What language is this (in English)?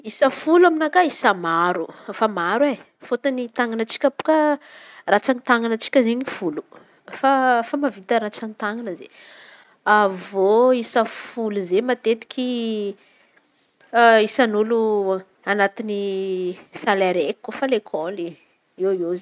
Antankarana Malagasy